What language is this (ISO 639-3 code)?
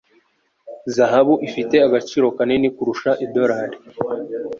kin